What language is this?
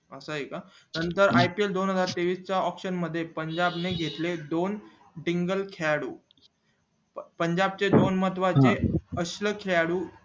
Marathi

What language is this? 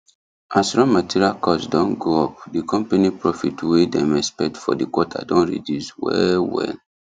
Nigerian Pidgin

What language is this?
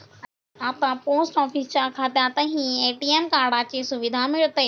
Marathi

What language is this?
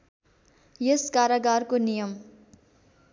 Nepali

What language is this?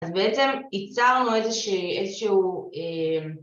Hebrew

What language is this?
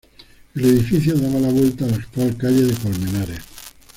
Spanish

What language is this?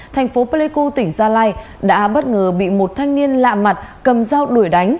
Vietnamese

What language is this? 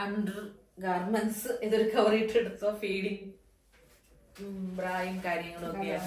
Malayalam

